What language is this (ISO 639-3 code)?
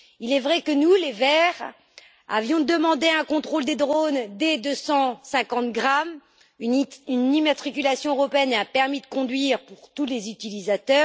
fra